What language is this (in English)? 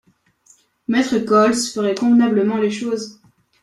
French